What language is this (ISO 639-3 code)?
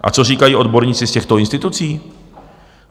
ces